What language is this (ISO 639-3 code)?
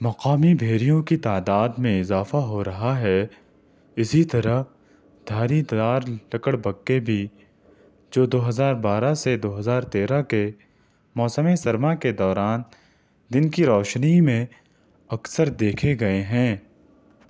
urd